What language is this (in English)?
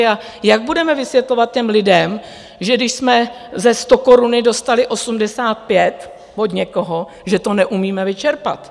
Czech